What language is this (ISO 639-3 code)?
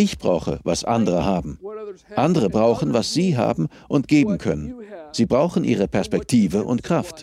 deu